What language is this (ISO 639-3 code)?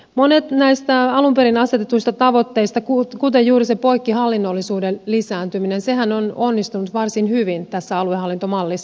fin